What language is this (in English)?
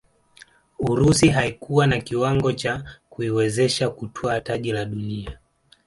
Swahili